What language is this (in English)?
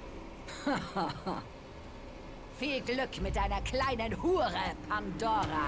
German